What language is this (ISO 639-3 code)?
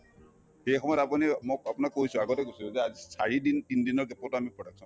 asm